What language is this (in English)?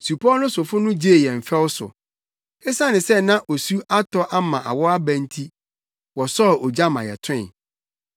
Akan